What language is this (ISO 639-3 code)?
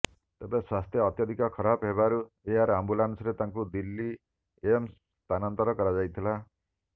ori